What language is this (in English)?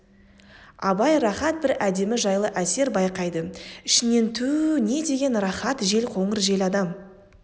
Kazakh